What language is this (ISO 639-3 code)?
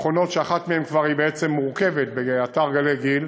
heb